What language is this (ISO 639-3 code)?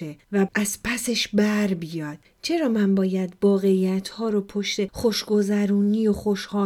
fas